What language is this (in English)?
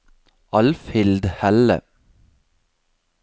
Norwegian